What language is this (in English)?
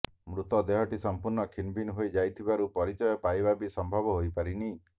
Odia